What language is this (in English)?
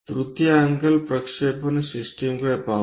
Marathi